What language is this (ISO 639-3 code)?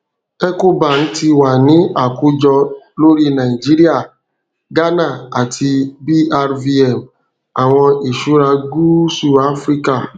yor